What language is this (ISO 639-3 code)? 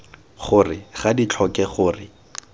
tsn